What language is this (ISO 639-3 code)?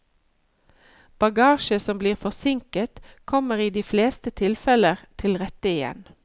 nor